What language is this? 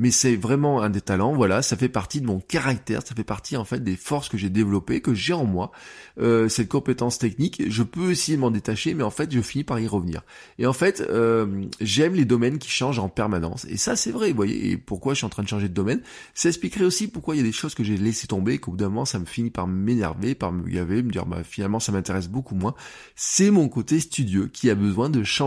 French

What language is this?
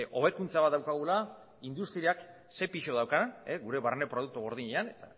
Basque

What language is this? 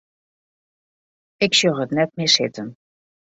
Western Frisian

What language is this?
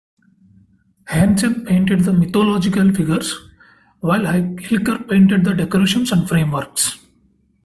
English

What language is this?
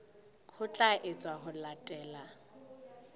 Southern Sotho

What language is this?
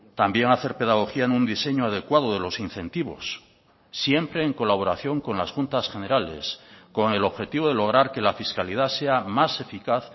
Spanish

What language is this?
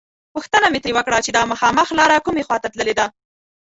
Pashto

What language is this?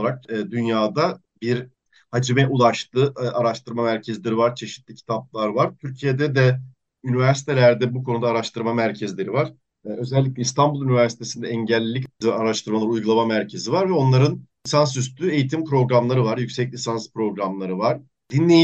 Turkish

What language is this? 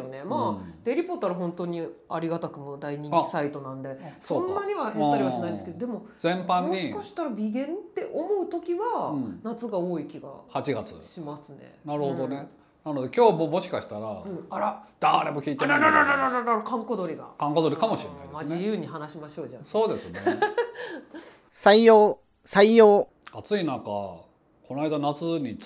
Japanese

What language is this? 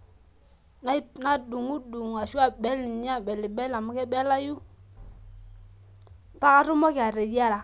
Masai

